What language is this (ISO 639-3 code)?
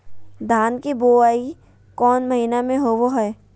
mag